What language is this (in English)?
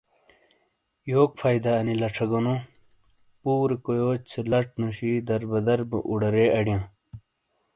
Shina